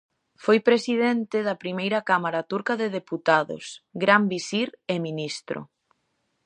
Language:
Galician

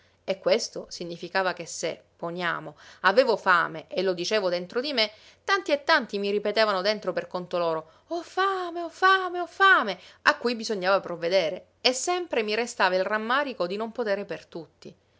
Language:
Italian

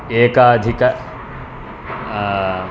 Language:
Sanskrit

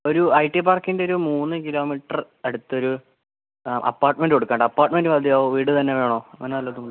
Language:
Malayalam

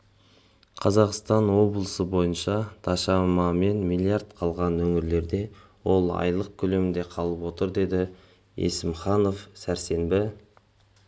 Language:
Kazakh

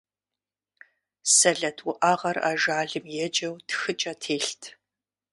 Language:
Kabardian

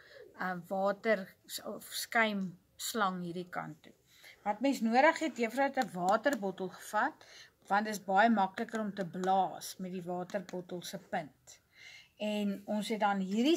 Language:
Dutch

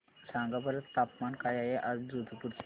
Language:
Marathi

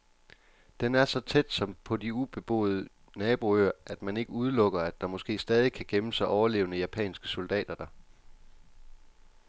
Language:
Danish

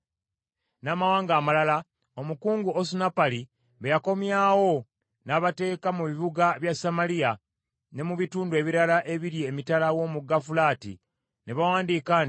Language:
Ganda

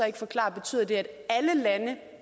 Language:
Danish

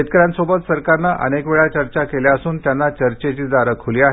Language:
Marathi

